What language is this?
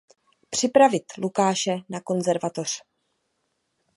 Czech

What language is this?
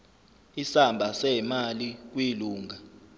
Zulu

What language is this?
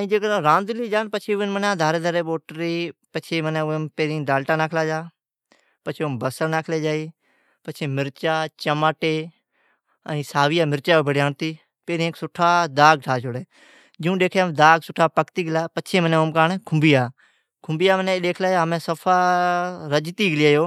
Od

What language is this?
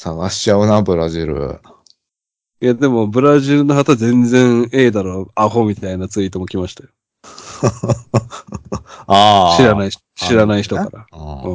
Japanese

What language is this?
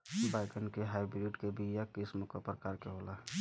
Bhojpuri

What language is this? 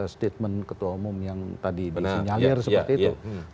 Indonesian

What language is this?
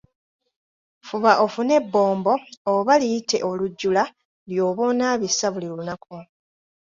Ganda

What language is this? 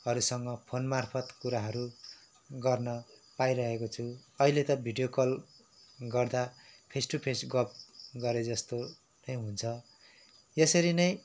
Nepali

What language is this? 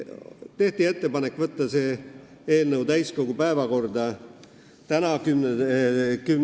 Estonian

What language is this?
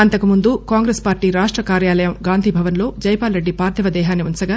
Telugu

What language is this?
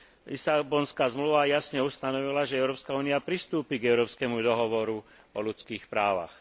Slovak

